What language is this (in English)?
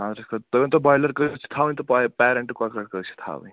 Kashmiri